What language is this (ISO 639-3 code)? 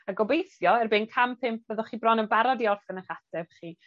cym